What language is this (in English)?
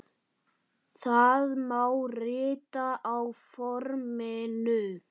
Icelandic